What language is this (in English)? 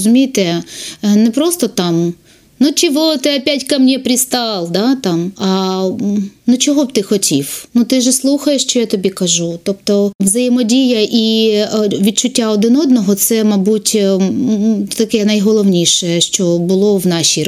Ukrainian